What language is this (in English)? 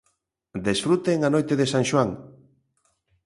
Galician